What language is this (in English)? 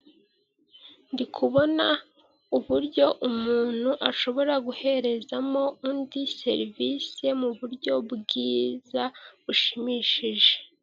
Kinyarwanda